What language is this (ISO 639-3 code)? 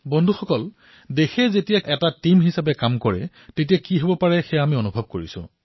asm